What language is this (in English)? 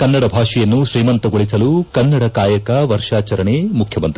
Kannada